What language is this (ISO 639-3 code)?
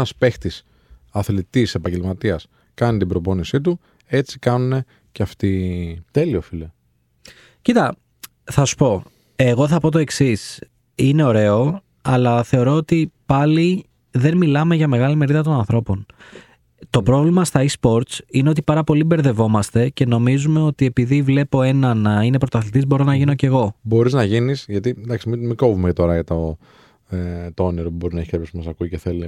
ell